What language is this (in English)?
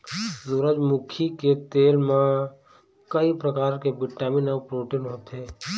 Chhattisgarhi